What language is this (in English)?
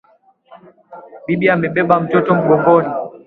Swahili